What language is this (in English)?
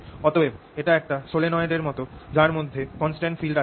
Bangla